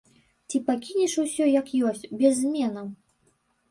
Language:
Belarusian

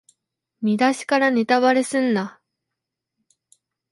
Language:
Japanese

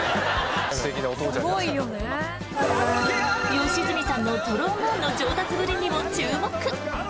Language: Japanese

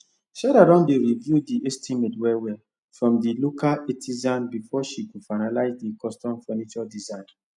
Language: Nigerian Pidgin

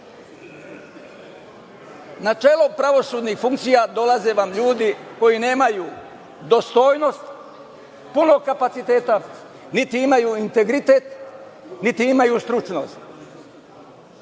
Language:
Serbian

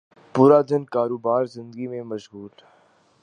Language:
Urdu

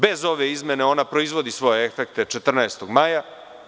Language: Serbian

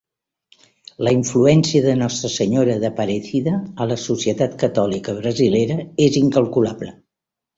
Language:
Catalan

